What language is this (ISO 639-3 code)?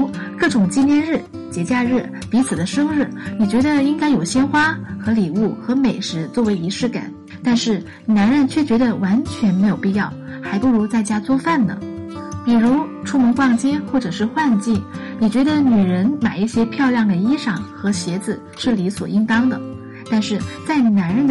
zho